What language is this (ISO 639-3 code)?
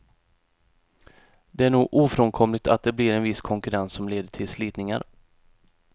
swe